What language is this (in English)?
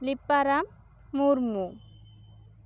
Santali